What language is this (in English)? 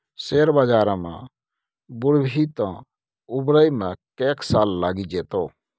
Maithili